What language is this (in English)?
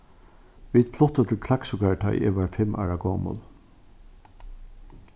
Faroese